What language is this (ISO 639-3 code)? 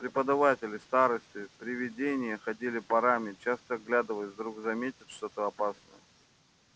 rus